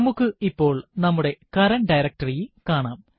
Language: Malayalam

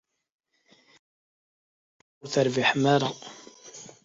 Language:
Kabyle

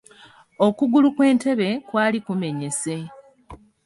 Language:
Ganda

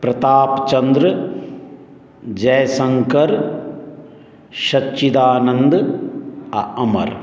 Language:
Maithili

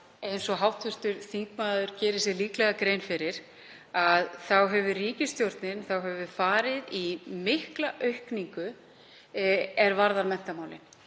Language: Icelandic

